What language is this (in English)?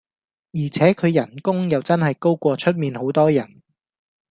Cantonese